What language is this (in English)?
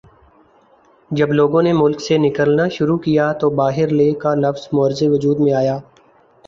Urdu